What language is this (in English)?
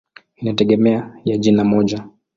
Swahili